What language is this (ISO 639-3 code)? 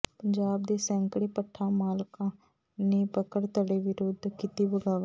pan